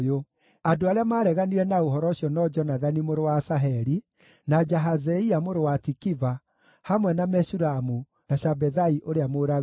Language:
Kikuyu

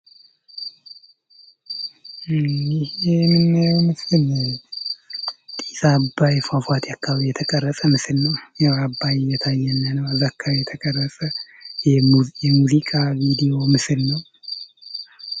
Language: Amharic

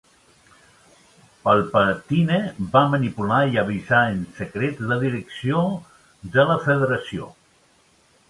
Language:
Catalan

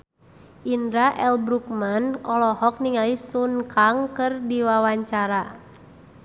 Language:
Sundanese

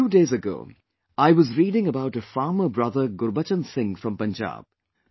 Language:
English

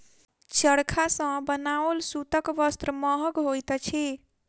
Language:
Maithili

